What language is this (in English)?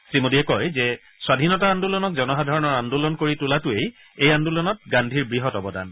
Assamese